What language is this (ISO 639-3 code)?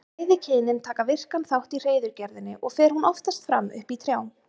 isl